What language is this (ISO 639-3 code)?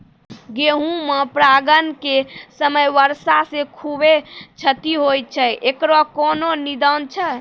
mai